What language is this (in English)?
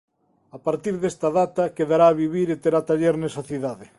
Galician